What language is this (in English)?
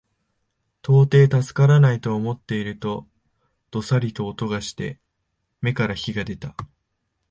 Japanese